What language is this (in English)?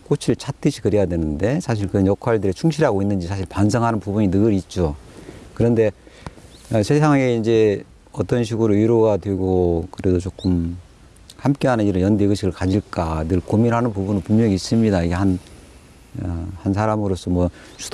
Korean